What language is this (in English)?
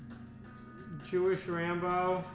English